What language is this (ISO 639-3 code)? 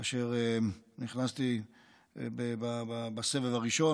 heb